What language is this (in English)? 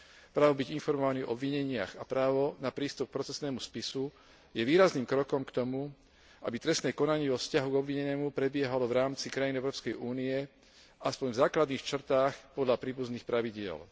Slovak